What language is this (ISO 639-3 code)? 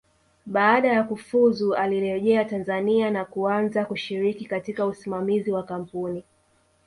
swa